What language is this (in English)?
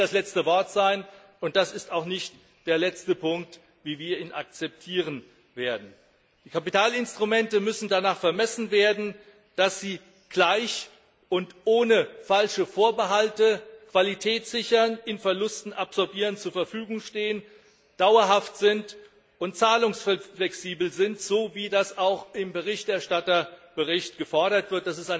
German